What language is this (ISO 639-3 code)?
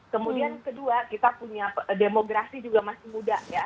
ind